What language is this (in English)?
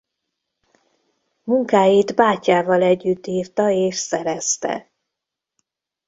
Hungarian